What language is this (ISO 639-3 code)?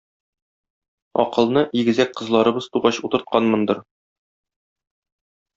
tat